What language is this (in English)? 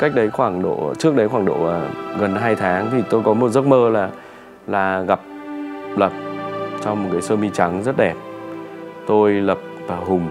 Vietnamese